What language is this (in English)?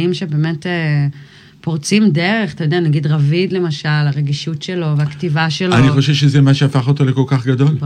Hebrew